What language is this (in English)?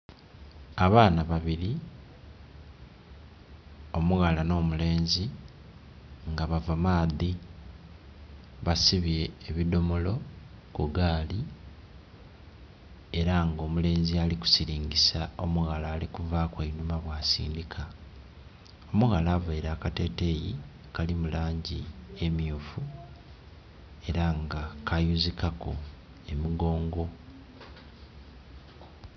Soga